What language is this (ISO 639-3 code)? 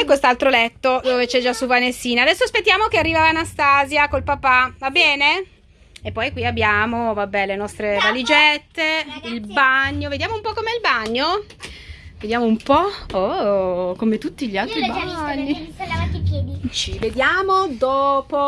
ita